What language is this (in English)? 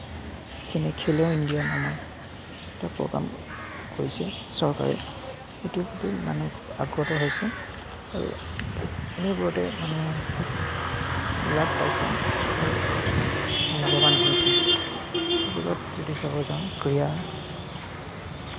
Assamese